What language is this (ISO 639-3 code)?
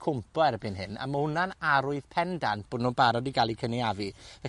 cym